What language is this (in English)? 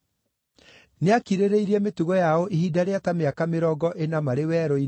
Kikuyu